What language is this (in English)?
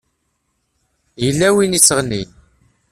Kabyle